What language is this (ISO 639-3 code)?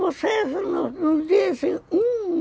por